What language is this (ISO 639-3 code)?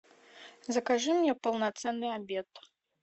rus